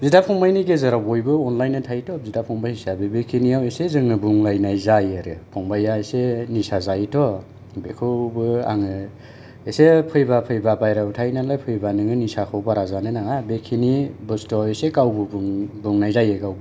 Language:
Bodo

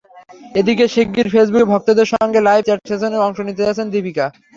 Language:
Bangla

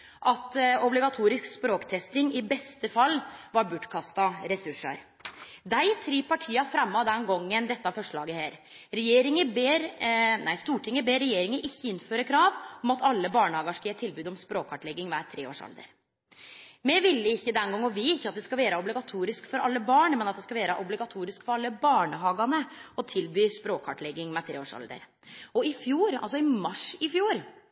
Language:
Norwegian Nynorsk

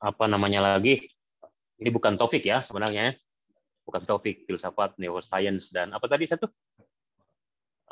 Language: Indonesian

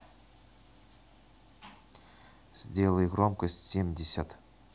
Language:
Russian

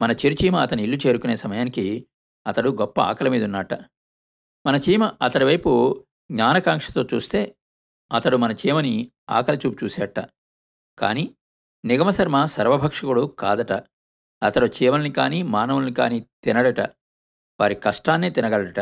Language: Telugu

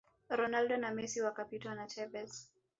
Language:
Swahili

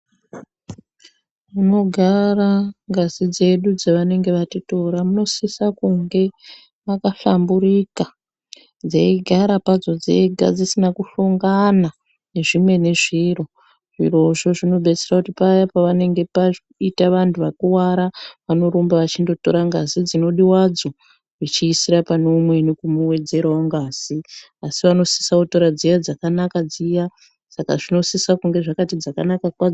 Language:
Ndau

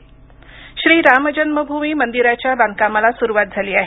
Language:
Marathi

